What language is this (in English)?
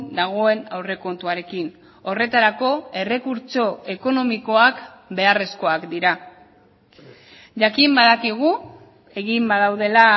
Basque